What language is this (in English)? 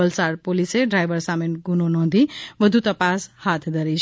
Gujarati